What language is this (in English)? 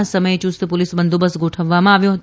Gujarati